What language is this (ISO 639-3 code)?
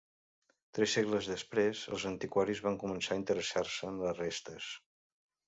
cat